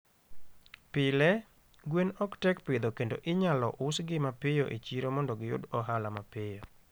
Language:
Luo (Kenya and Tanzania)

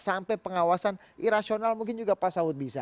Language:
Indonesian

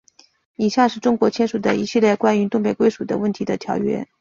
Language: Chinese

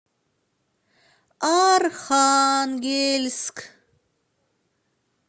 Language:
Russian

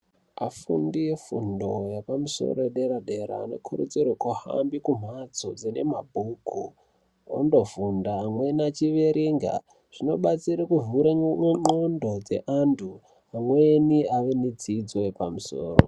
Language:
Ndau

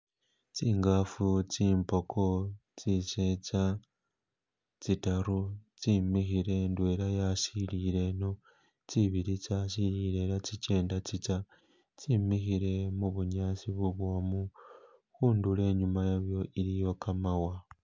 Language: Masaaba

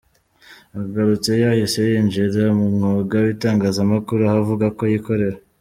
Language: Kinyarwanda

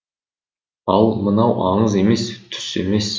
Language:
Kazakh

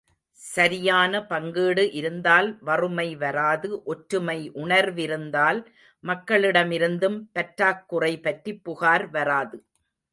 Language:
Tamil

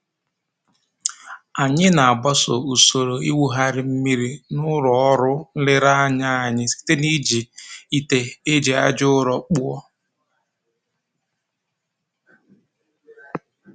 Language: Igbo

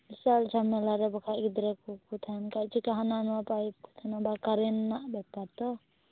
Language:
Santali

